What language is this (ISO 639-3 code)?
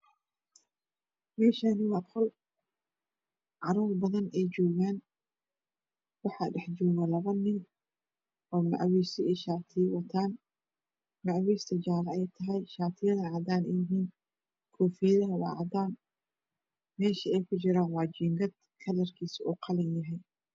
som